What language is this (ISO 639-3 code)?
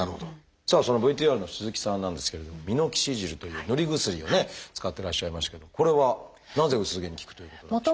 jpn